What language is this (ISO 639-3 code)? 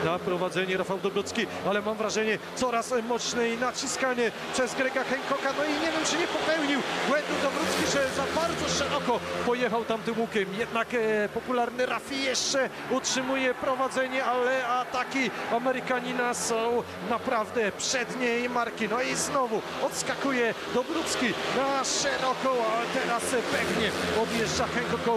pol